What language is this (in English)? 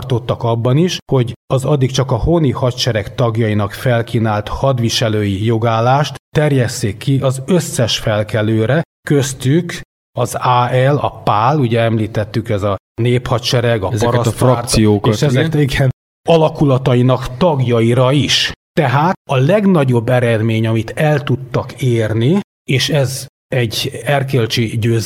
Hungarian